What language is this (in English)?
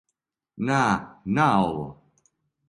Serbian